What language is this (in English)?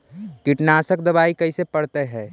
Magahi